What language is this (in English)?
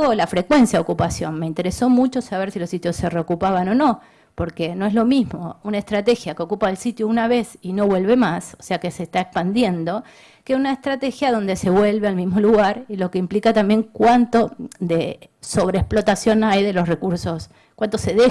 Spanish